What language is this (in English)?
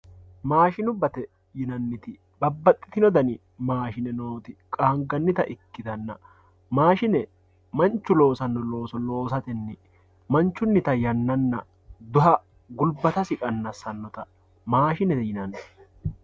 Sidamo